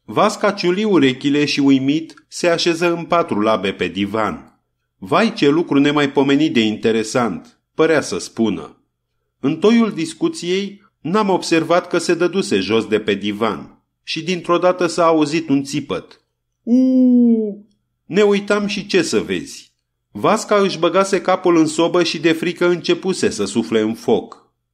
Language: Romanian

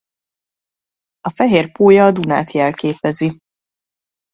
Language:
Hungarian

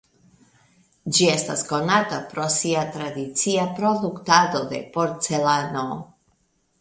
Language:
Esperanto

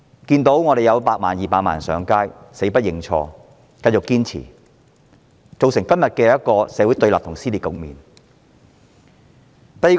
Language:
Cantonese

